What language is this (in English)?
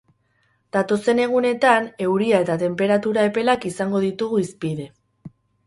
Basque